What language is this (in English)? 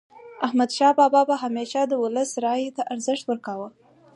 Pashto